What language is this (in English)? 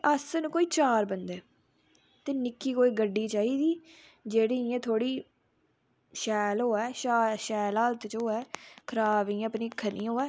Dogri